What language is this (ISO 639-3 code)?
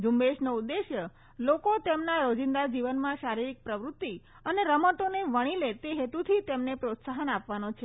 guj